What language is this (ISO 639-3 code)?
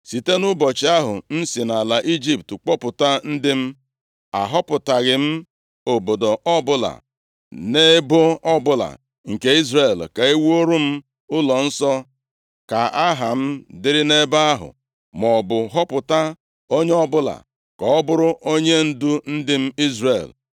ibo